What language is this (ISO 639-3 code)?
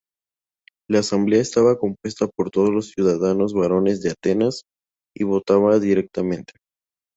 spa